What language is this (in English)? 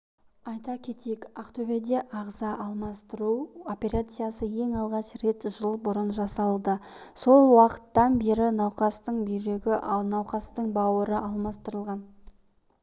Kazakh